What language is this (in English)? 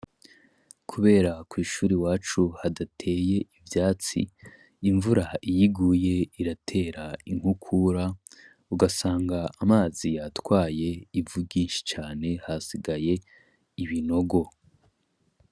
Rundi